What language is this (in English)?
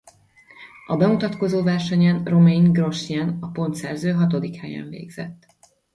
Hungarian